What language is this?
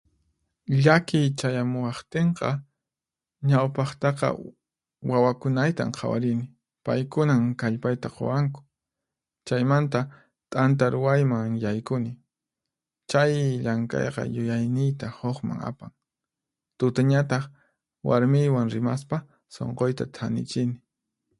Puno Quechua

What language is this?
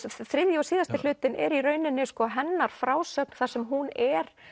Icelandic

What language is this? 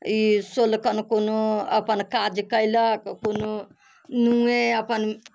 Maithili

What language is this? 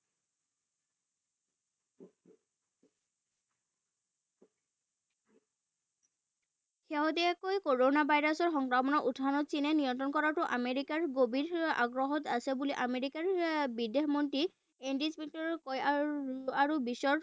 Assamese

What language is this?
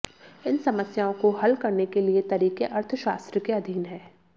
Hindi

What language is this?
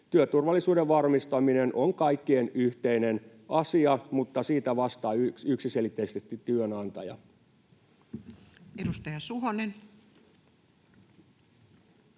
Finnish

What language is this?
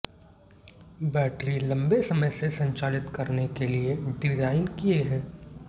Hindi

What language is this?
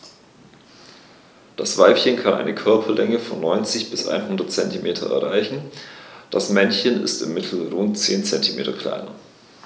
German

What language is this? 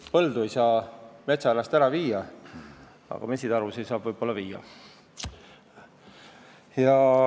Estonian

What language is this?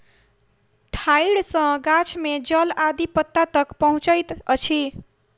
Maithili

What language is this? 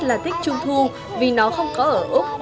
Vietnamese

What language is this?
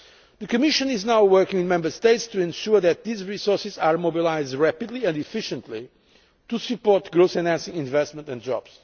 English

